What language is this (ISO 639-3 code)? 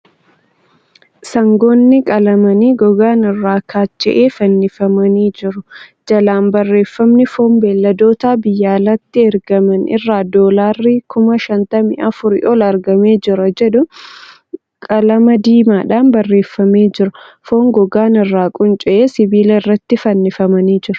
orm